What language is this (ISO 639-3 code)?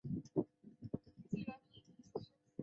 zho